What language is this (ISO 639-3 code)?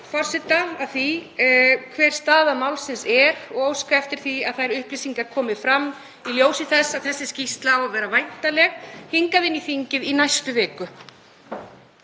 isl